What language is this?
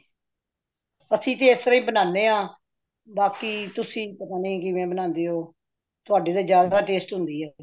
Punjabi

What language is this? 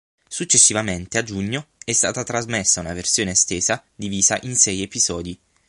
Italian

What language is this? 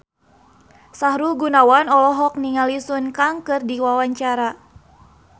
Sundanese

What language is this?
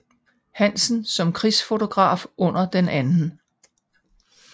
Danish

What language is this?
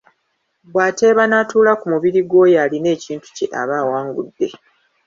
Ganda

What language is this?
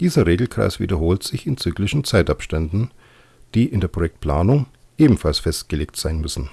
German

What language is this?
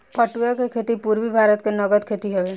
Bhojpuri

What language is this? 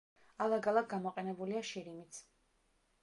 Georgian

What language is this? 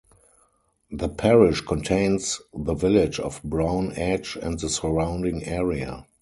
English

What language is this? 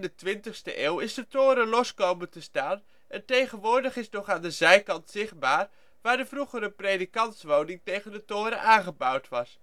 Dutch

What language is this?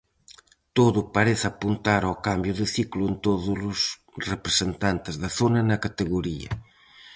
Galician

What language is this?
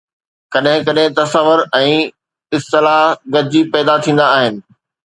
Sindhi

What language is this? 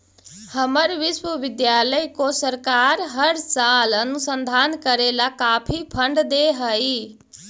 Magahi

